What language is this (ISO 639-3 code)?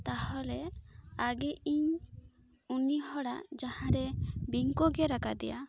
sat